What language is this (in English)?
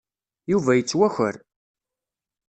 Kabyle